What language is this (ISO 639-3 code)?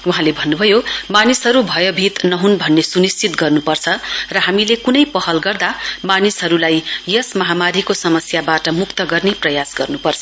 nep